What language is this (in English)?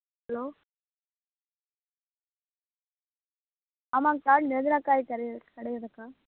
Tamil